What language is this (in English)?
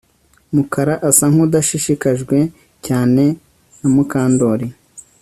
Kinyarwanda